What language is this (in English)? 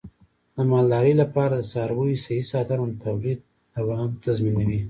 Pashto